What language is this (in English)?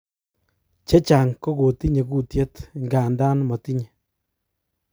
Kalenjin